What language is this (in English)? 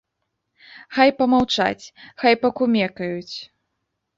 Belarusian